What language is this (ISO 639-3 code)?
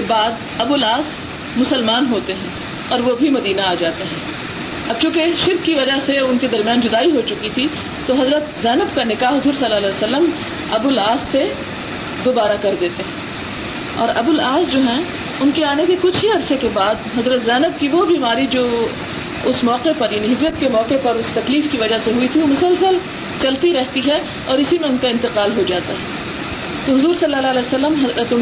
urd